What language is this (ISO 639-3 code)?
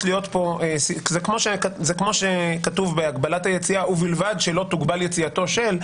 heb